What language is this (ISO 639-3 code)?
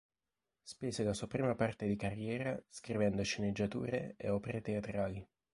ita